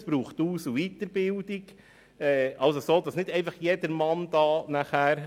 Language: Swiss German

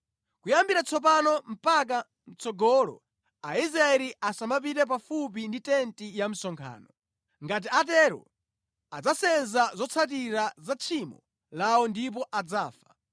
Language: Nyanja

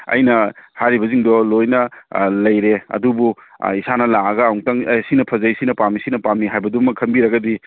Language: Manipuri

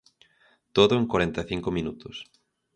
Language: Galician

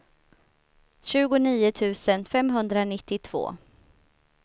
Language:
Swedish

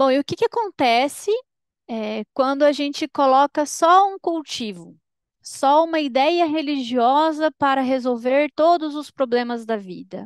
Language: Portuguese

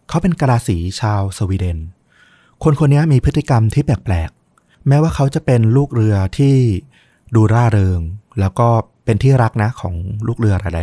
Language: Thai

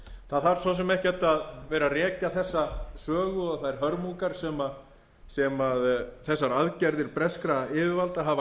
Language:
Icelandic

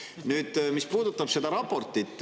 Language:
Estonian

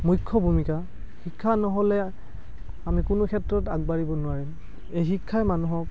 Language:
Assamese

